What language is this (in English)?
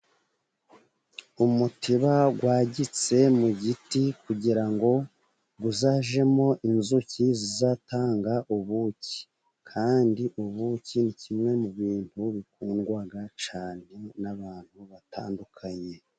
Kinyarwanda